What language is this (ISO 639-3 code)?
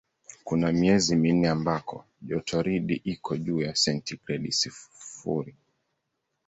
swa